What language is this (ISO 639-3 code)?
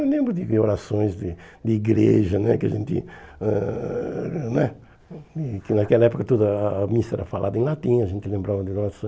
por